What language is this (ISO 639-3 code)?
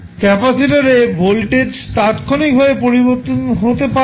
ben